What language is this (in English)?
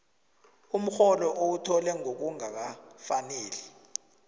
South Ndebele